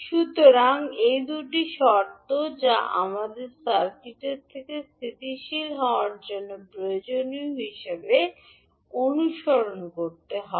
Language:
Bangla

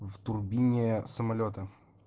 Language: Russian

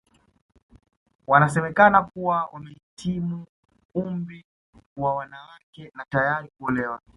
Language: Swahili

